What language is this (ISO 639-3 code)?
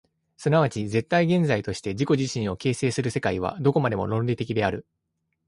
jpn